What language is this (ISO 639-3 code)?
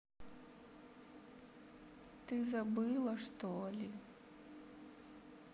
rus